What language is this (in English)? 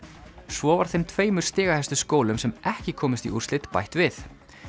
Icelandic